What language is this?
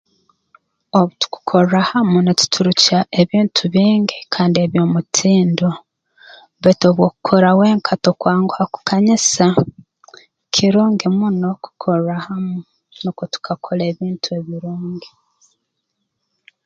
Tooro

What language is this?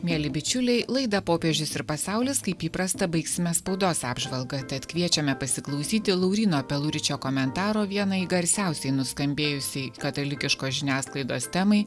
Lithuanian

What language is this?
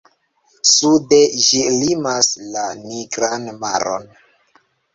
Esperanto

